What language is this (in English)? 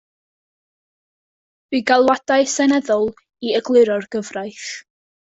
Welsh